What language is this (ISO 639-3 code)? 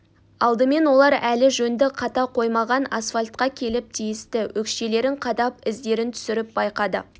kaz